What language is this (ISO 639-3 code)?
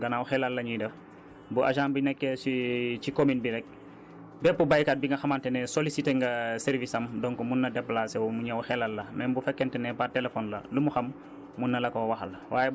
wol